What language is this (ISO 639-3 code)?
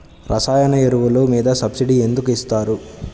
tel